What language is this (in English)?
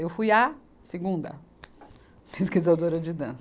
Portuguese